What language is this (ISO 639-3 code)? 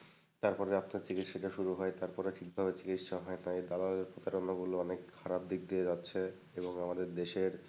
ben